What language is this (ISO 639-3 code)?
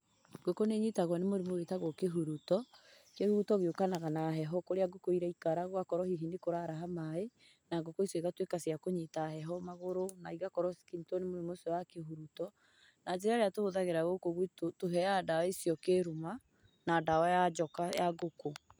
kik